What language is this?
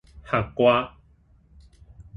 Min Nan Chinese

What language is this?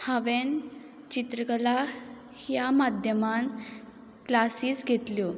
Konkani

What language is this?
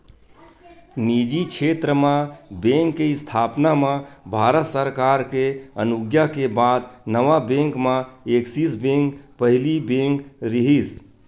Chhattisgarhi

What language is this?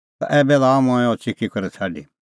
Kullu Pahari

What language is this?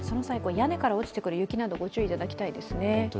Japanese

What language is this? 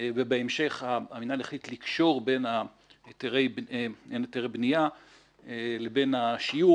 Hebrew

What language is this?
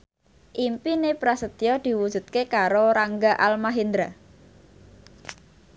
Javanese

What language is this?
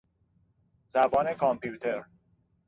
Persian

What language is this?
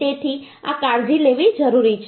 Gujarati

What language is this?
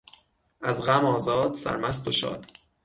Persian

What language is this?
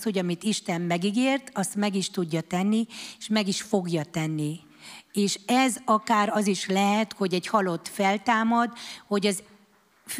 Hungarian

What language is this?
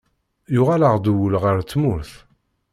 Kabyle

